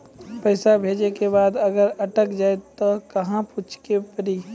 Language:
Maithili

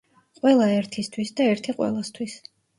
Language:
Georgian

